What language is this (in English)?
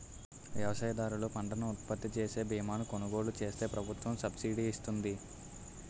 Telugu